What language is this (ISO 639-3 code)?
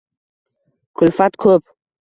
uzb